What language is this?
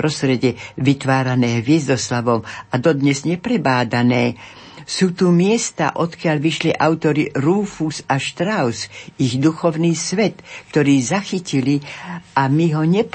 Slovak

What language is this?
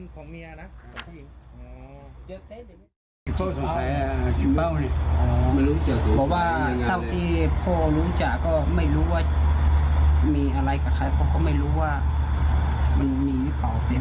Thai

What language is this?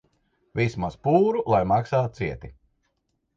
Latvian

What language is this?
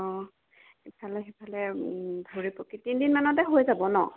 Assamese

